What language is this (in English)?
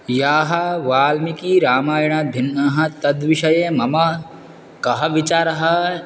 Sanskrit